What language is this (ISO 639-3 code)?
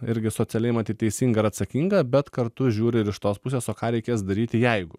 lit